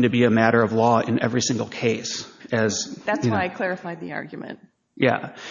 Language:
English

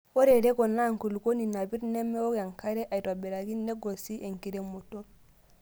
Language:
Masai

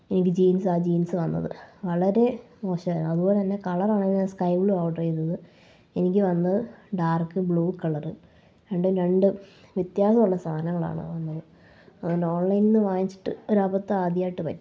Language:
Malayalam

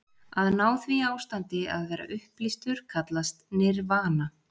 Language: Icelandic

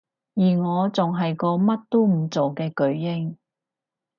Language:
Cantonese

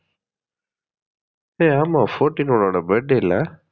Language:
Tamil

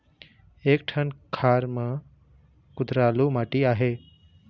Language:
Chhattisgarhi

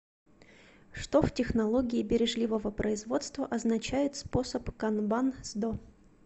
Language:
Russian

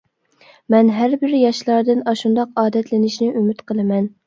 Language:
Uyghur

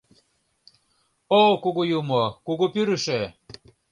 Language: Mari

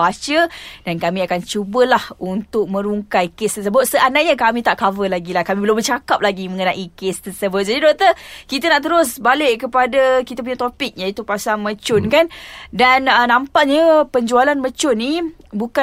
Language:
Malay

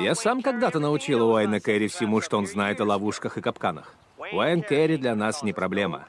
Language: Russian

